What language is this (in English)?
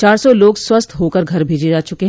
Hindi